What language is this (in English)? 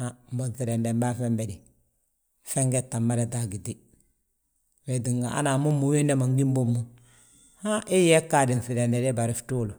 Balanta-Ganja